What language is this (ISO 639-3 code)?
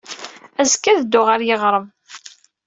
kab